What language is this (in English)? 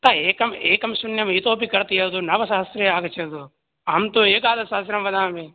Sanskrit